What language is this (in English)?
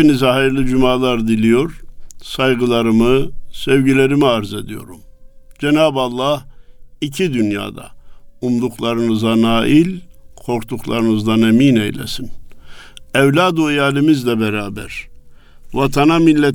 Turkish